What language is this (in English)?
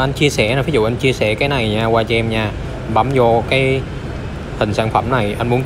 Vietnamese